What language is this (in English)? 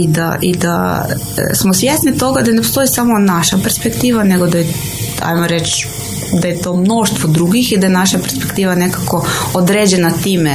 Croatian